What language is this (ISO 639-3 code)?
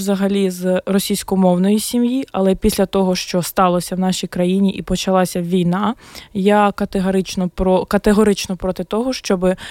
ukr